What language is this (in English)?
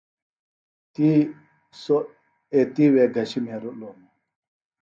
Phalura